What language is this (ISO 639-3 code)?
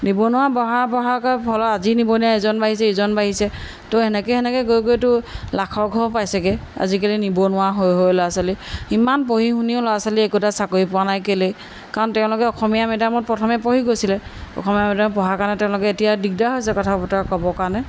asm